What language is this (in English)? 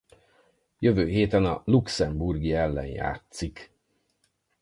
Hungarian